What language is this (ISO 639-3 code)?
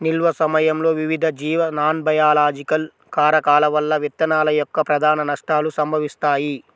tel